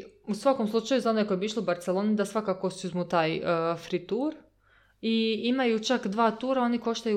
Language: Croatian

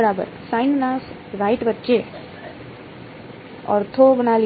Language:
Gujarati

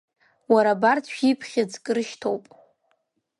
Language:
Abkhazian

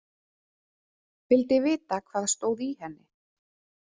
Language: Icelandic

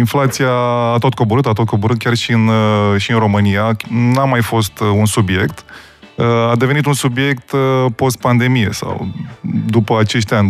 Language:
Romanian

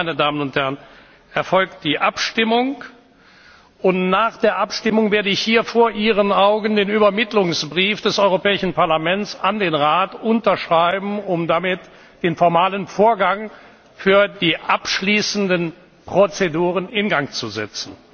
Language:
German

